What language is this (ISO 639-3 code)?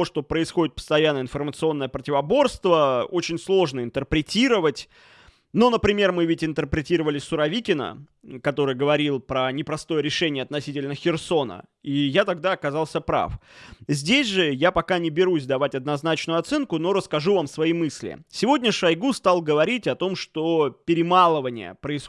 rus